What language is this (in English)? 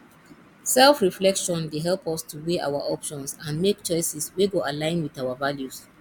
Nigerian Pidgin